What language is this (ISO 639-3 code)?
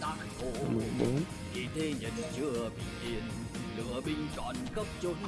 vie